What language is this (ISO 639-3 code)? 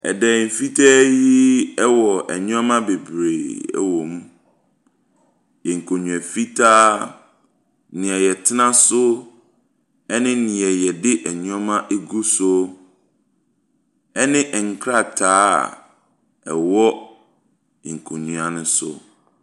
aka